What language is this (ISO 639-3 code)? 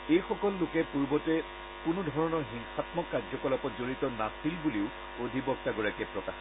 asm